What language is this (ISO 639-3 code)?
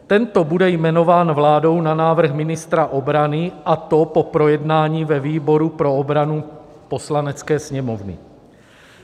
ces